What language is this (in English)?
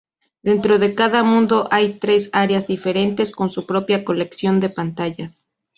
Spanish